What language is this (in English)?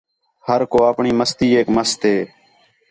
Khetrani